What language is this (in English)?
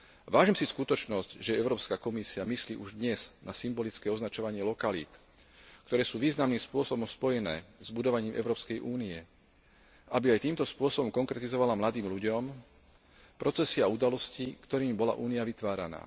Slovak